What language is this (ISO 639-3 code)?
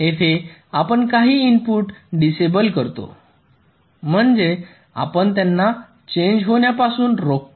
mar